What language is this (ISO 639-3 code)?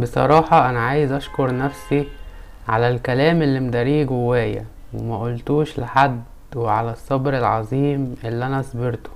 ara